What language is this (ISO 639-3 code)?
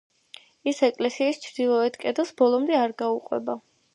kat